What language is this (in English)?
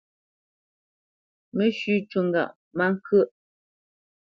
Bamenyam